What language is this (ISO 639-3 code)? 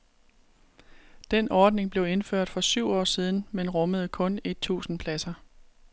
dan